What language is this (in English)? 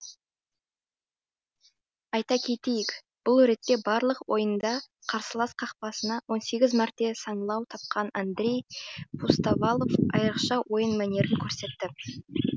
Kazakh